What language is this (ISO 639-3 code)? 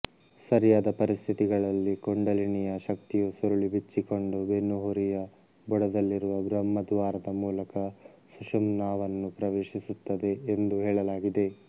kan